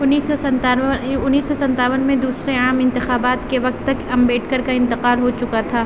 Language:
Urdu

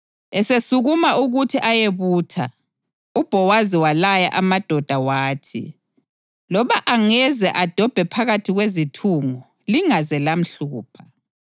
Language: North Ndebele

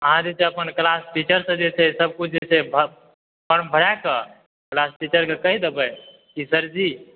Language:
Maithili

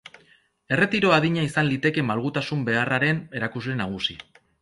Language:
Basque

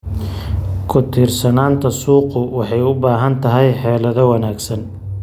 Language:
Somali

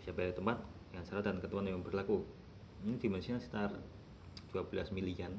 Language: Indonesian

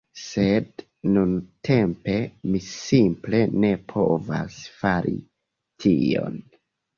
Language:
Esperanto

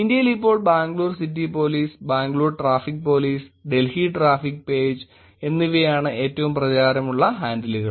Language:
Malayalam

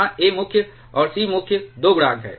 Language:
Hindi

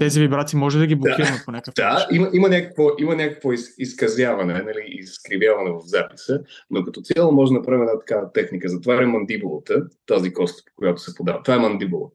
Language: Bulgarian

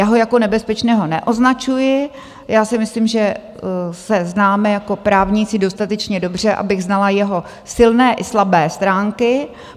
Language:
Czech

